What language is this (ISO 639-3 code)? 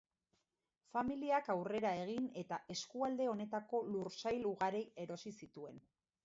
eus